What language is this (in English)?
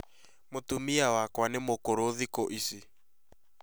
Kikuyu